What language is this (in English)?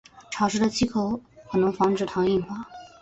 Chinese